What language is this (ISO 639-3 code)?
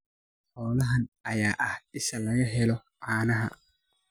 som